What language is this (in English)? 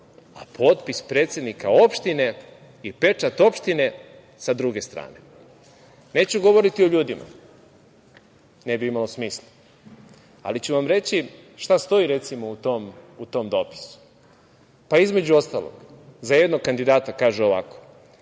Serbian